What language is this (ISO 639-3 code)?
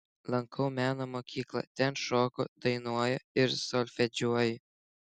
lit